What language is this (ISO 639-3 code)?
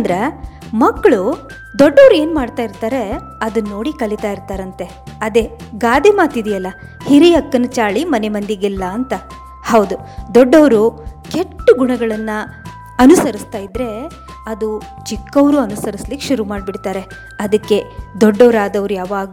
kan